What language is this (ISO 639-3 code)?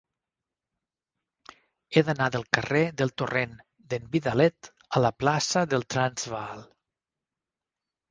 cat